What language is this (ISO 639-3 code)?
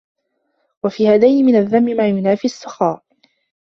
ara